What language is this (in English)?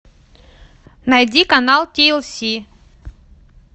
Russian